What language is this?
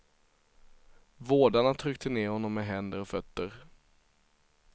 Swedish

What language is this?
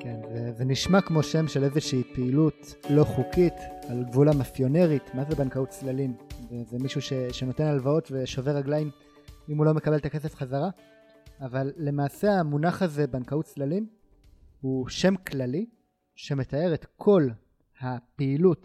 Hebrew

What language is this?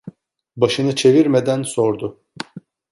Turkish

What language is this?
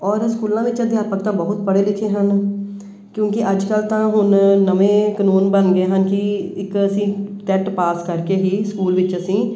Punjabi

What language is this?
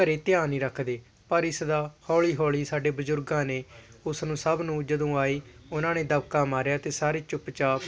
Punjabi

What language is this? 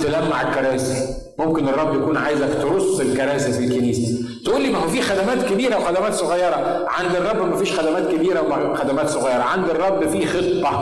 Arabic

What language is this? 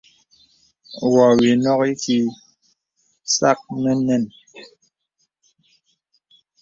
Bebele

